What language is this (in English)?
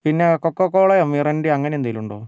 Malayalam